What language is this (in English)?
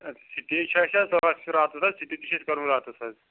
Kashmiri